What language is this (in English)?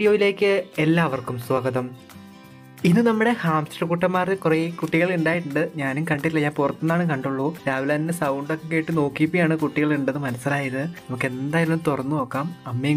Thai